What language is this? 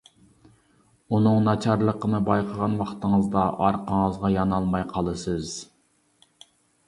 Uyghur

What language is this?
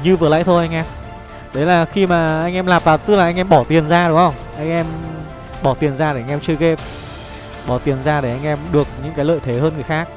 Vietnamese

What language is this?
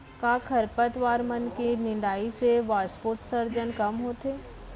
Chhattisgarhi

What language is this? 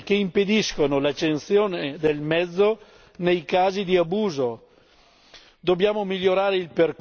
Italian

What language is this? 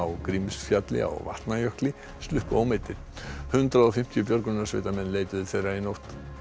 Icelandic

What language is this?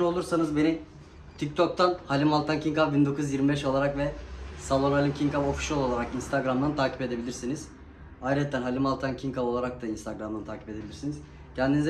Turkish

